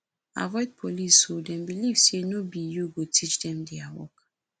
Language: Nigerian Pidgin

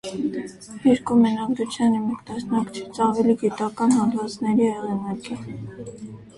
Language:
Armenian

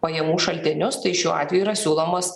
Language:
Lithuanian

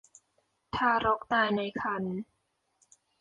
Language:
Thai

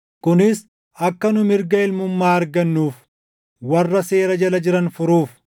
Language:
Oromo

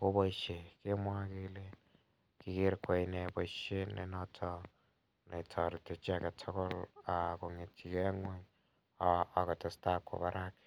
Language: Kalenjin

